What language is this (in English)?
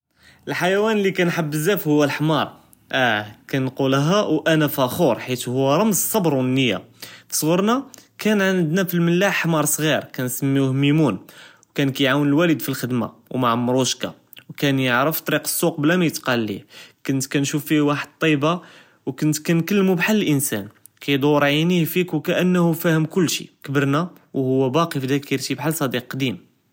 Judeo-Arabic